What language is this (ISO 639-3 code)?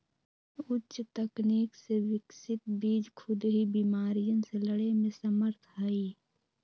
mag